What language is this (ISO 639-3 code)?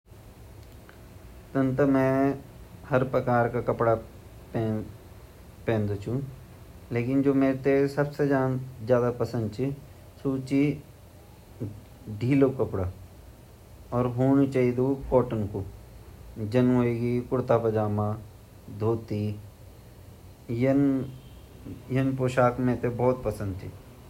gbm